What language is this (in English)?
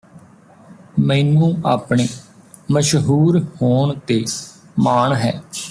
Punjabi